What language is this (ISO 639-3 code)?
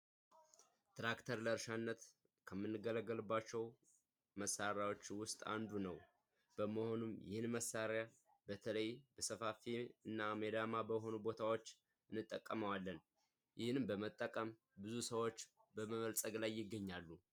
amh